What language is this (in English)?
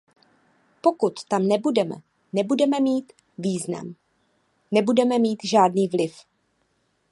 Czech